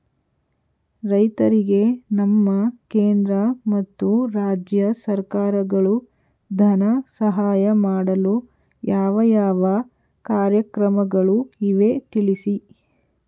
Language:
Kannada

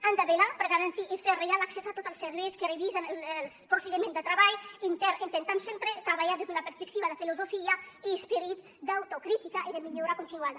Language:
Catalan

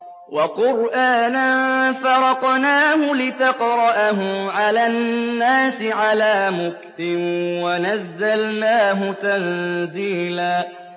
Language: Arabic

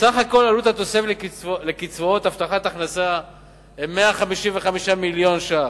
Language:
Hebrew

